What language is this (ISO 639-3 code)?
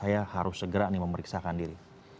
ind